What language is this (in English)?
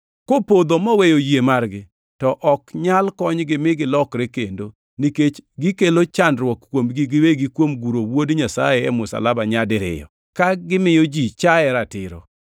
Luo (Kenya and Tanzania)